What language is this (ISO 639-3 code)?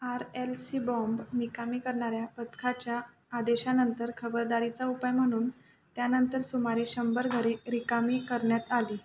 mar